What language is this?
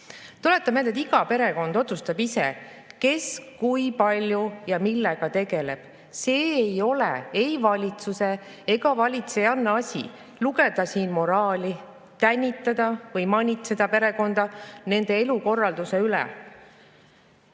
Estonian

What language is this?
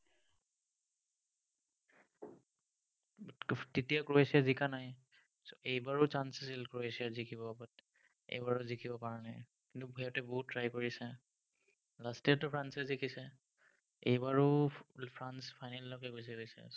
Assamese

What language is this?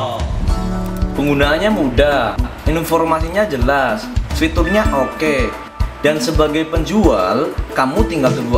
Indonesian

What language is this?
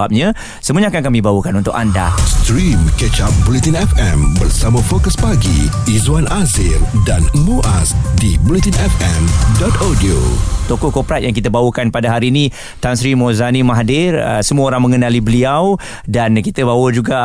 Malay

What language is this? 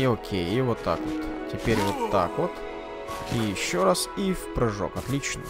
Russian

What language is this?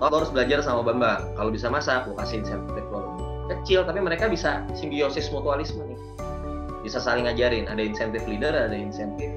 Indonesian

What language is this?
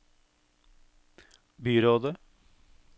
Norwegian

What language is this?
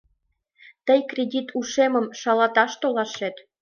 Mari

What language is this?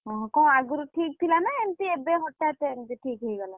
Odia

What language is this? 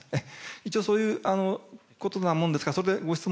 Japanese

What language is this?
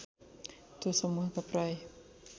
Nepali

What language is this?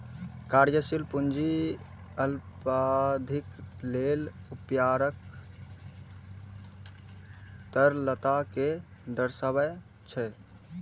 Maithili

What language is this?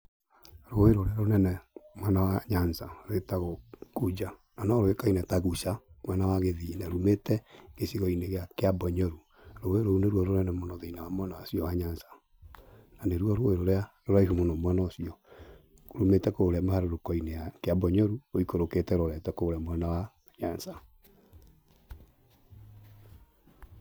Kikuyu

